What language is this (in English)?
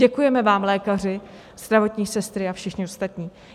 Czech